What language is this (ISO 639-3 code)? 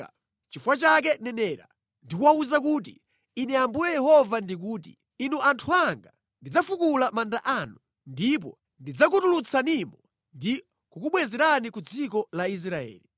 nya